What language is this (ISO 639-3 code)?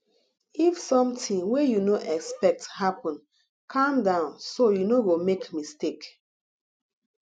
pcm